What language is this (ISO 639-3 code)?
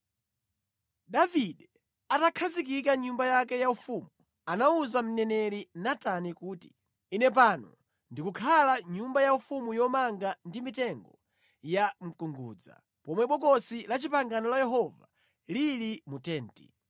nya